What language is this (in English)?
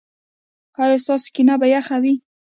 Pashto